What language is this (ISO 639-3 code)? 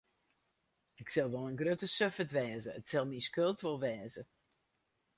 fry